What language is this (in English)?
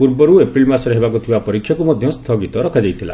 Odia